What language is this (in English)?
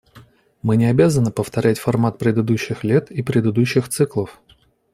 Russian